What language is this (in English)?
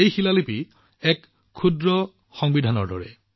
Assamese